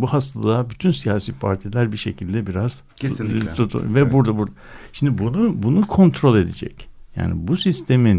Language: Turkish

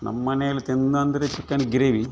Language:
Kannada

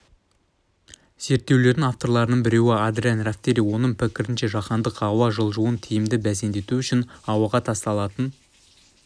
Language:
Kazakh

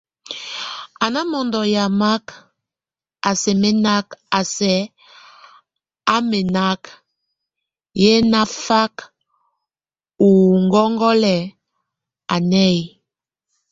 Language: Tunen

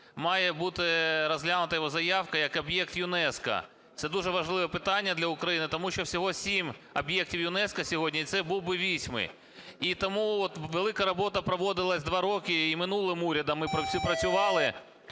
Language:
Ukrainian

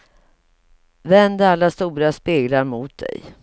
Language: Swedish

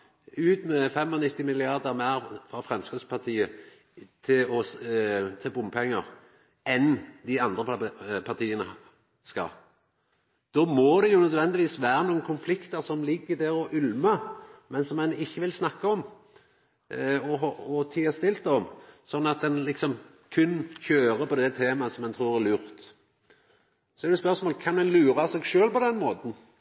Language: Norwegian Nynorsk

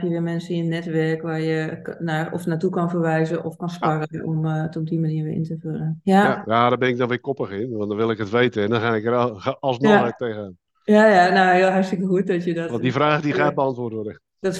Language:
Dutch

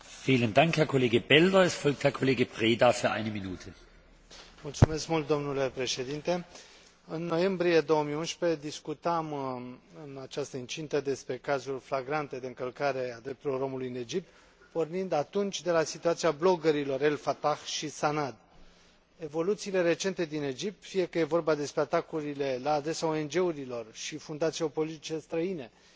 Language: Romanian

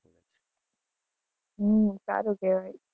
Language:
Gujarati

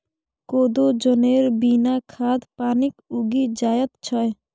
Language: Maithili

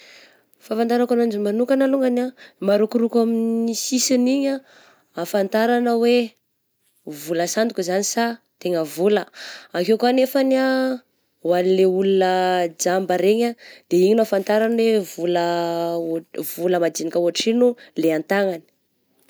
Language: Southern Betsimisaraka Malagasy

